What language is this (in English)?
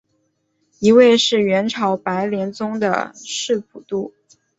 Chinese